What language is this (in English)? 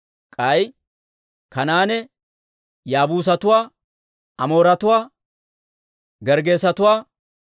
Dawro